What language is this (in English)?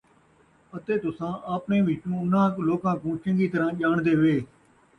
Saraiki